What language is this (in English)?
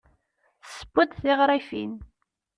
Kabyle